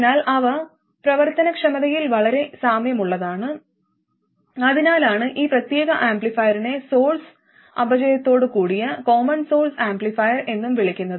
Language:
Malayalam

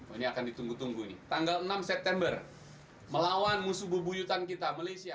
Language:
Indonesian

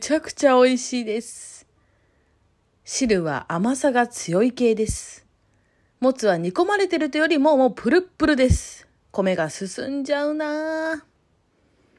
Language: Japanese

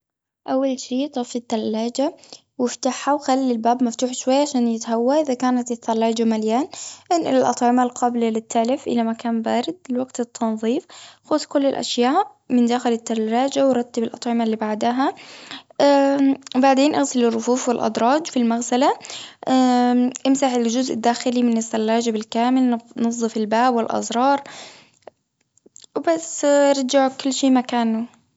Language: Gulf Arabic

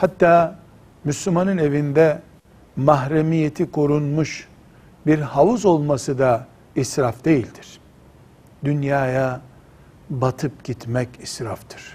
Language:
Turkish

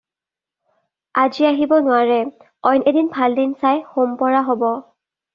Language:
Assamese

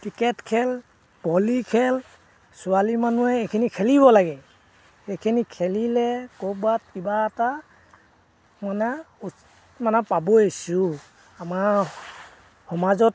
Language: Assamese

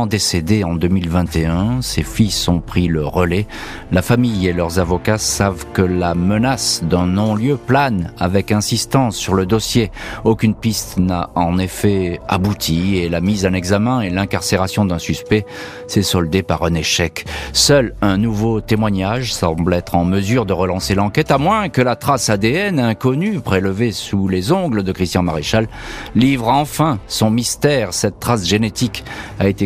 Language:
French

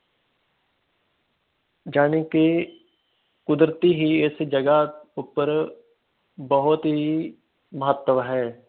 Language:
Punjabi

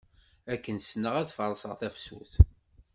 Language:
Kabyle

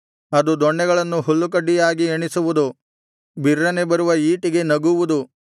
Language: Kannada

